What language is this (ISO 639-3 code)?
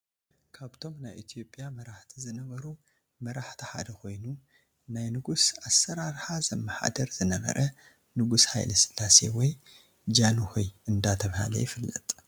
tir